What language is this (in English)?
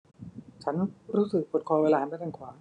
Thai